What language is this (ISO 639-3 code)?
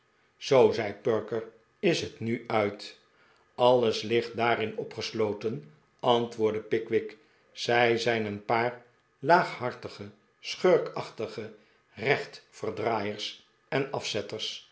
nld